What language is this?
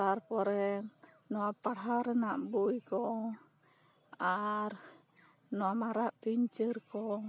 Santali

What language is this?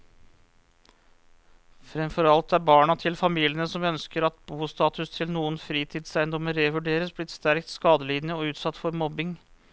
Norwegian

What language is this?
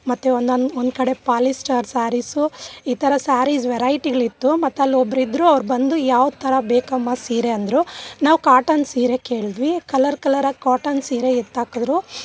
Kannada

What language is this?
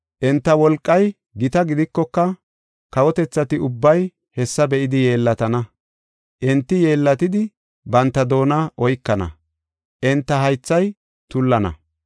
Gofa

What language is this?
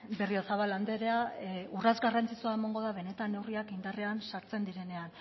Basque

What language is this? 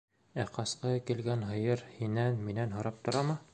Bashkir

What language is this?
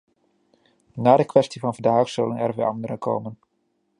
Dutch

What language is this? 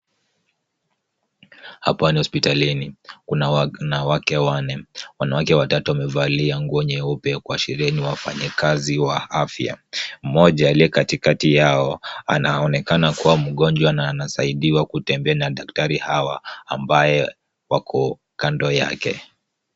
Swahili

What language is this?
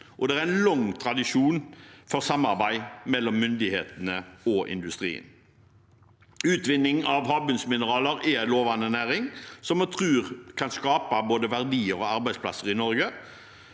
Norwegian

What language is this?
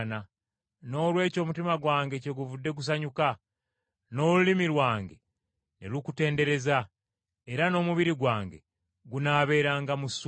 Ganda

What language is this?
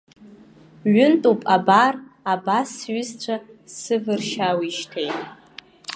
Abkhazian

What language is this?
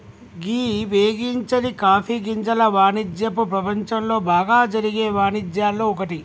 Telugu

